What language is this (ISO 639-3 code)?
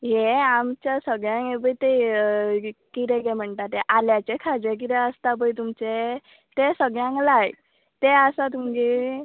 kok